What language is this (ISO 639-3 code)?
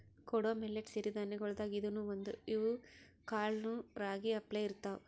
kan